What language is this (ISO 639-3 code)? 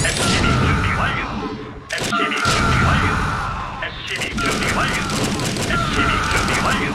kor